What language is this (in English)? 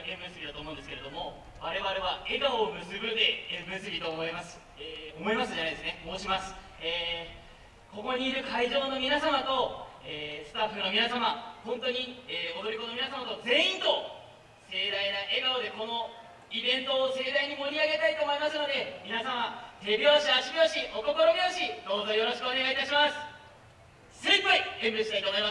Japanese